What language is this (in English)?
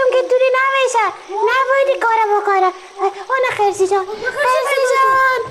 Persian